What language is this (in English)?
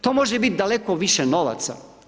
Croatian